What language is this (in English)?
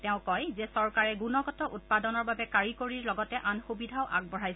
Assamese